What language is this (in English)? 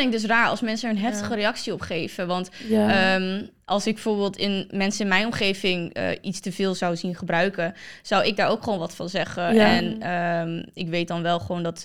Dutch